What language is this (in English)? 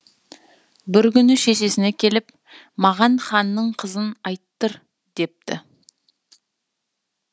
Kazakh